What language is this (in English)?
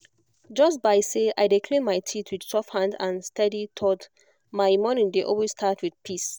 Nigerian Pidgin